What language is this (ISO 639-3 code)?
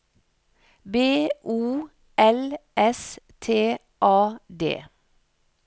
nor